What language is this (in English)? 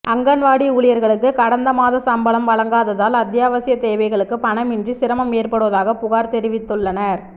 Tamil